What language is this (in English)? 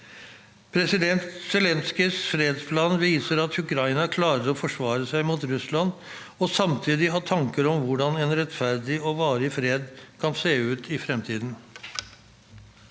Norwegian